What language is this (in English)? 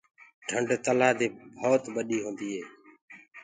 Gurgula